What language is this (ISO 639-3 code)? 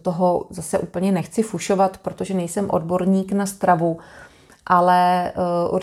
ces